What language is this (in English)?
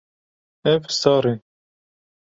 Kurdish